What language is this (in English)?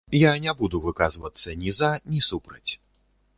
Belarusian